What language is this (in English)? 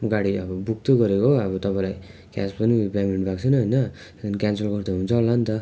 Nepali